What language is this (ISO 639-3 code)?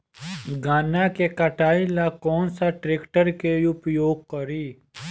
bho